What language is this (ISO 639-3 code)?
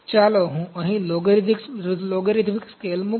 guj